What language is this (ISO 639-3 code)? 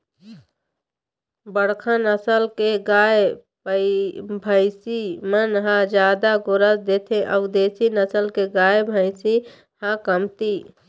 hne